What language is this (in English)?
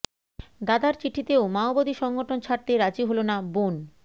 Bangla